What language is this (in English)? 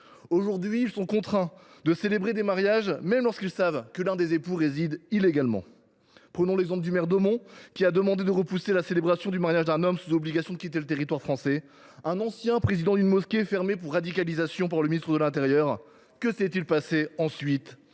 French